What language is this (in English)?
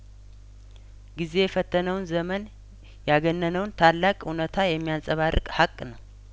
Amharic